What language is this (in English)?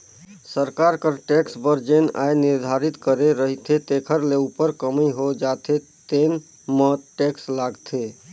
Chhattisgarhi